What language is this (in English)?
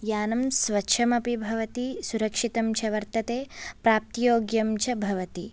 Sanskrit